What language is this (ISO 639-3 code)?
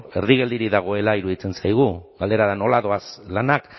eus